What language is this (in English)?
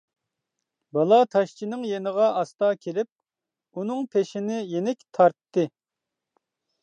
Uyghur